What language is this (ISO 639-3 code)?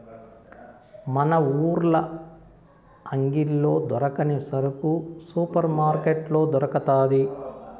tel